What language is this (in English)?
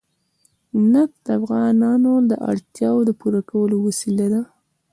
Pashto